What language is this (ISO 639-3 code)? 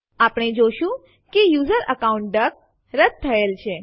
guj